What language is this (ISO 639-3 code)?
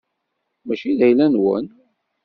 kab